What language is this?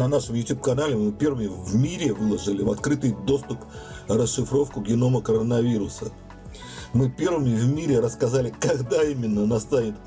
Russian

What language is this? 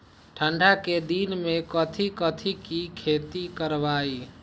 Magahi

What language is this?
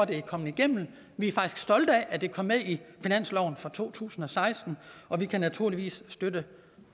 Danish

